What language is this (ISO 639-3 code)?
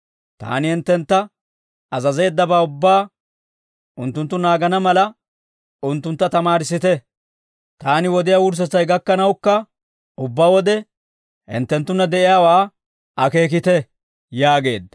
dwr